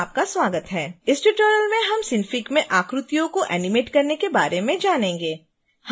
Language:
Hindi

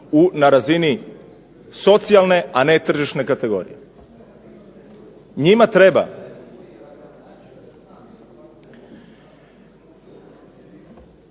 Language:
Croatian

